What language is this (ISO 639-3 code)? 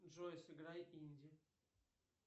rus